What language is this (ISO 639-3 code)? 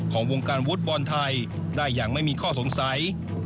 tha